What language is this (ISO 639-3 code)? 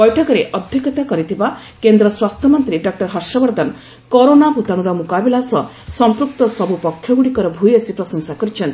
ori